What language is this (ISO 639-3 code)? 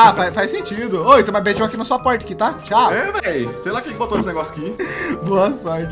por